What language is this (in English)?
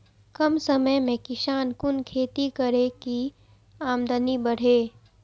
Maithili